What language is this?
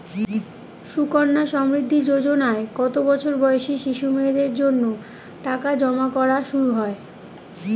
Bangla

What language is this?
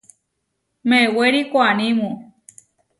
Huarijio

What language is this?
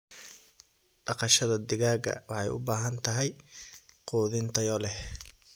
Somali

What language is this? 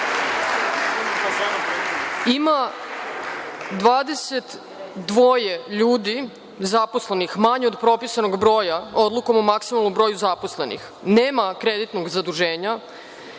Serbian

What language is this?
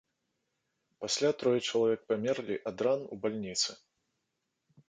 Belarusian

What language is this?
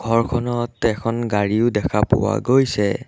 Assamese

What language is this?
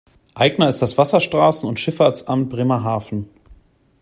German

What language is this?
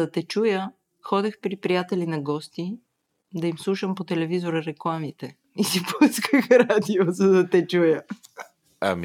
Bulgarian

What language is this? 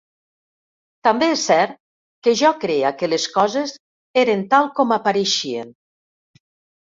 Catalan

